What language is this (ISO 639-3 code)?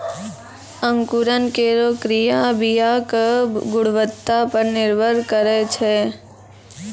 mai